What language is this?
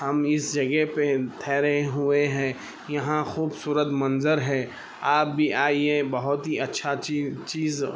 Urdu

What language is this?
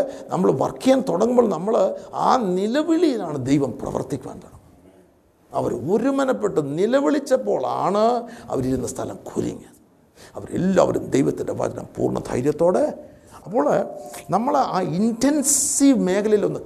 Malayalam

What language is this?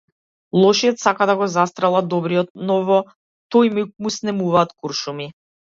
Macedonian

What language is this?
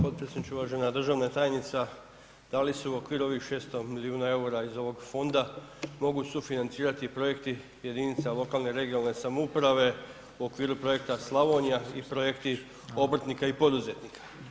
Croatian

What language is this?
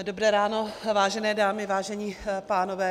Czech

